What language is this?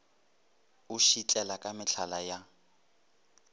Northern Sotho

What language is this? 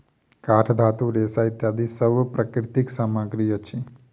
Maithili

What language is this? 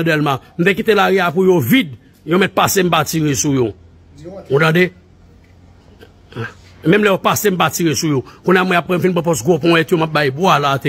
French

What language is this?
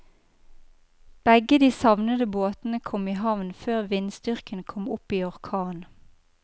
Norwegian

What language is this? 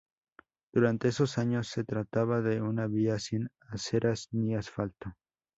Spanish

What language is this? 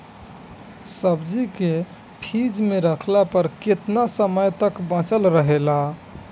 Bhojpuri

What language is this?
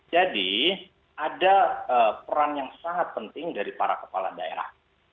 Indonesian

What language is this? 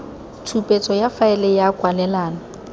Tswana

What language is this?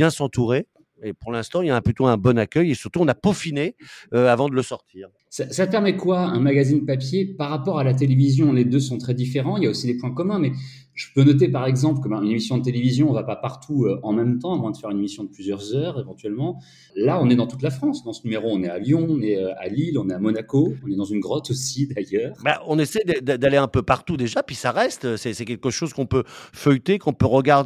French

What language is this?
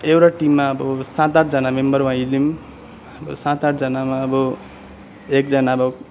Nepali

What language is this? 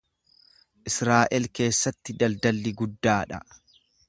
Oromo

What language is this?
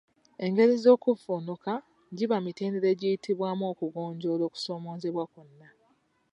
Ganda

